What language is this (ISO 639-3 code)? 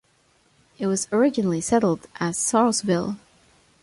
eng